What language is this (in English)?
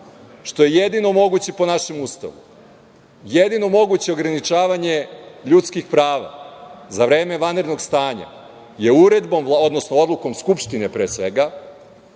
Serbian